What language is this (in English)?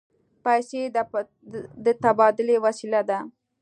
Pashto